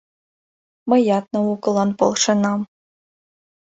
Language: Mari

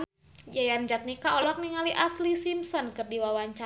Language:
Sundanese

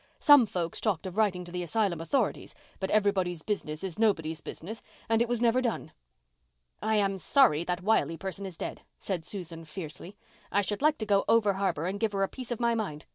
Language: English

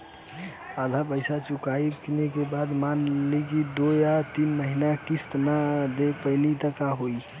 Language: Bhojpuri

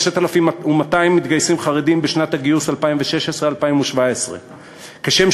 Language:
Hebrew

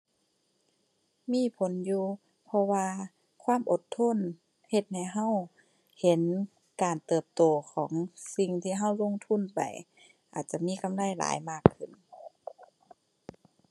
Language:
Thai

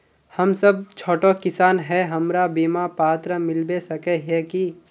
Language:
Magahi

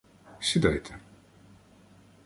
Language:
Ukrainian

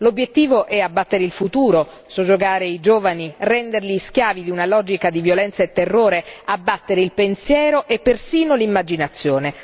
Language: Italian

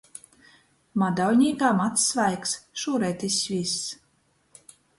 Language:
Latgalian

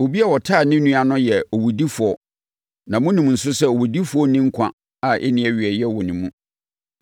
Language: Akan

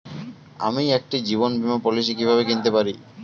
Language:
Bangla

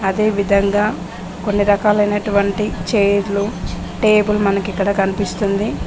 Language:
Telugu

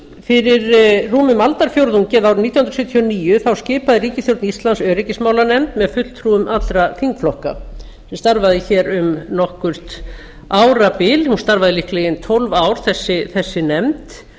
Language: Icelandic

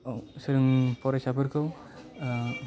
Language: Bodo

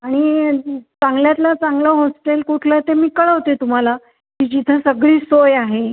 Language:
Marathi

